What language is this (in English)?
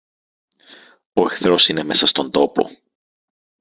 Greek